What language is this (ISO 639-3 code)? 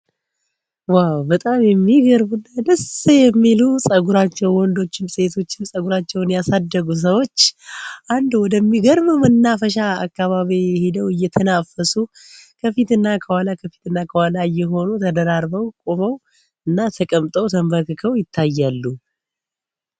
amh